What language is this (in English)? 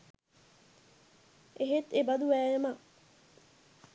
Sinhala